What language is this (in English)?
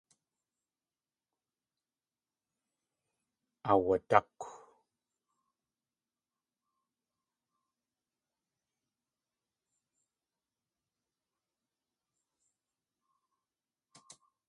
Tlingit